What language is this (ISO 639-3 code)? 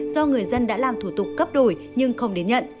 vie